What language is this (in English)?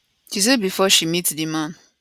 Nigerian Pidgin